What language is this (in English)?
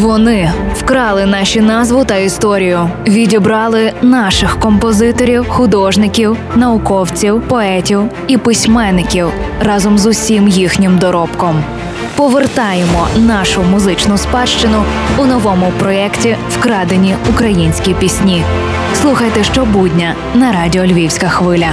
Ukrainian